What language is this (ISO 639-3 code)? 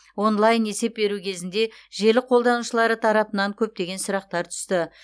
kaz